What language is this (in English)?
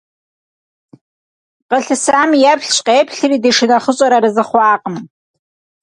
Kabardian